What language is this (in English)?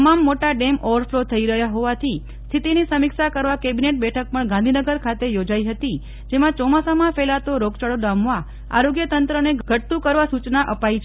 Gujarati